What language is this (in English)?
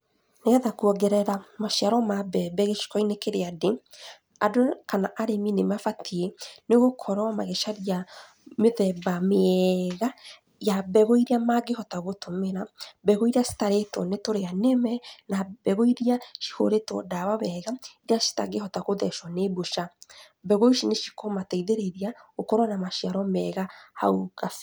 Kikuyu